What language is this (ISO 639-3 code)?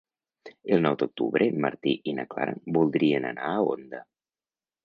cat